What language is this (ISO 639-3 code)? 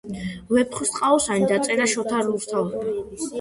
kat